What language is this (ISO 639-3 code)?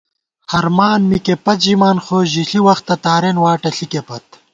gwt